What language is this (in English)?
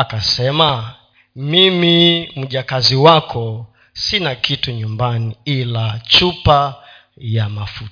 Swahili